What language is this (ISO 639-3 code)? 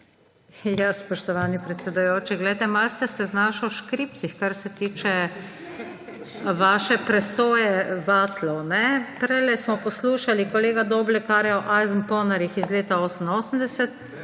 slv